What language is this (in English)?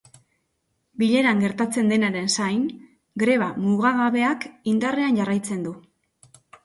Basque